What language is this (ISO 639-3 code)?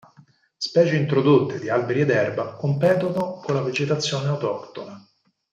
ita